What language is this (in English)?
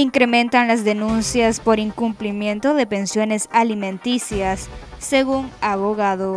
Spanish